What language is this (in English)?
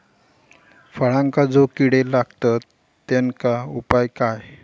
Marathi